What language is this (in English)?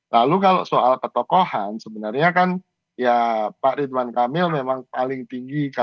Indonesian